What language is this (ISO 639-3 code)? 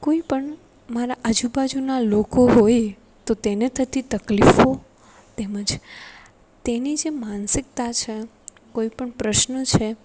guj